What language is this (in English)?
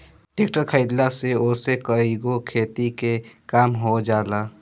Bhojpuri